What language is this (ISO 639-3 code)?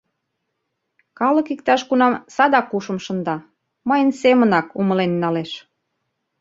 chm